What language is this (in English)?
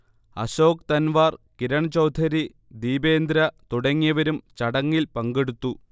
Malayalam